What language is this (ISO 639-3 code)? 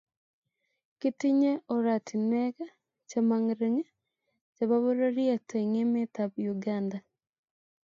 kln